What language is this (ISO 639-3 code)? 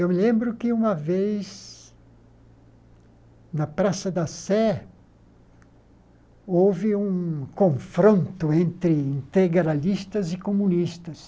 por